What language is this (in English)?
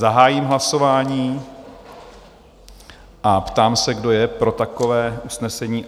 Czech